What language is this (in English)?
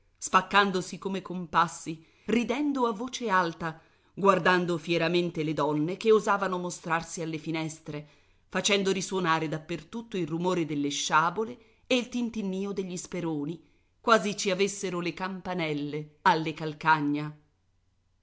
Italian